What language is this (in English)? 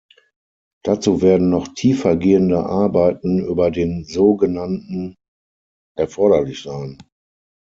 German